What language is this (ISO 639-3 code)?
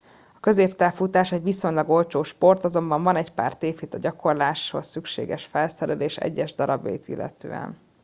hun